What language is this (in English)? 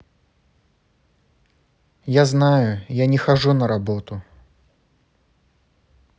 Russian